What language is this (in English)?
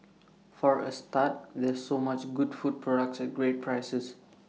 English